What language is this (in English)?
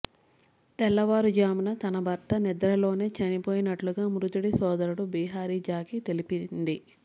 Telugu